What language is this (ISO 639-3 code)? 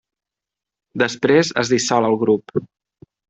cat